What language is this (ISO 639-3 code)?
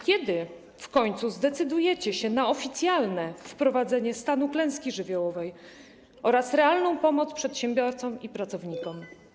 pol